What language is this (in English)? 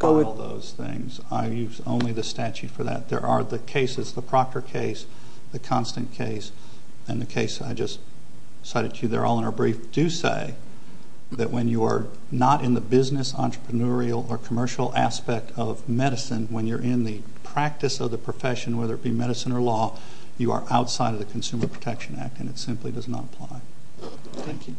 English